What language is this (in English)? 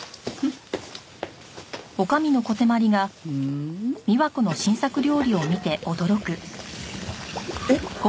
Japanese